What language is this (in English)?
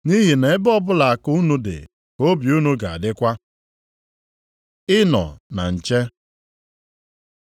Igbo